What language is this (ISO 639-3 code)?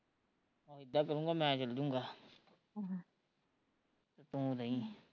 pan